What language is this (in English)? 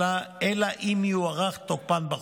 Hebrew